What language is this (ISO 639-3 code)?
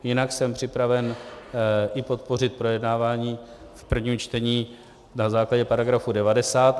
ces